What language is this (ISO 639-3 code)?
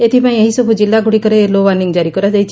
ori